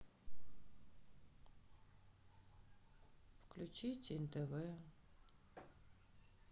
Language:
Russian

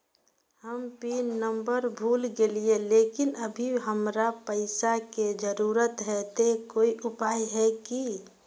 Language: Magahi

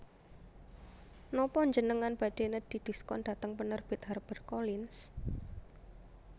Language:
Javanese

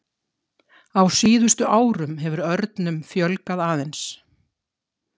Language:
Icelandic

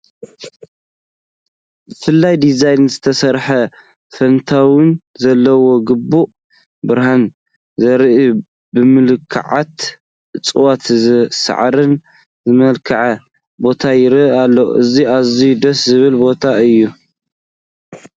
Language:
Tigrinya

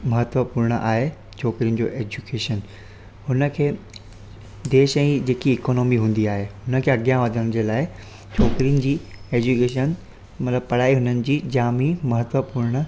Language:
Sindhi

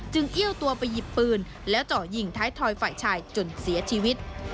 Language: Thai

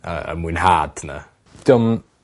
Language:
Welsh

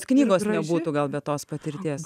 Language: Lithuanian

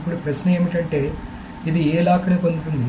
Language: Telugu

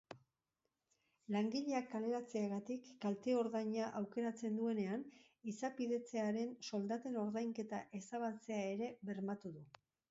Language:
Basque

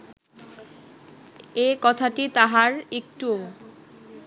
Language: Bangla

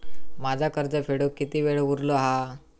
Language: Marathi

